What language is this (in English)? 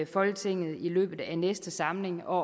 Danish